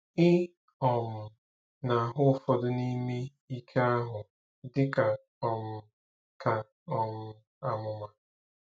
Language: Igbo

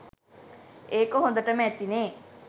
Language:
Sinhala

